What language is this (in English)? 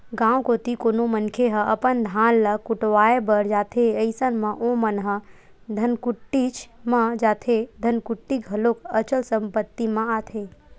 Chhattisgarhi